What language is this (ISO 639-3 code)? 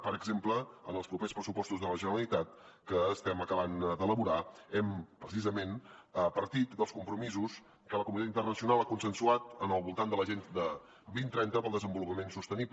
cat